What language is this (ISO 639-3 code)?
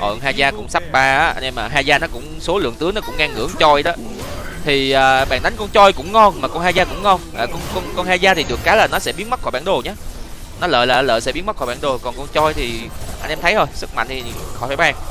vie